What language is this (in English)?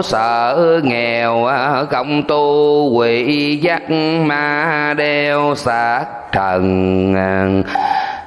Vietnamese